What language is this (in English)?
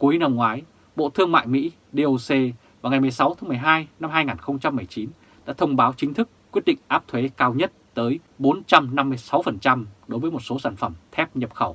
Vietnamese